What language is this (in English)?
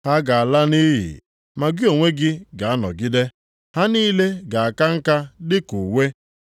Igbo